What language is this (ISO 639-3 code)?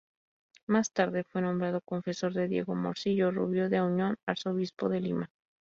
spa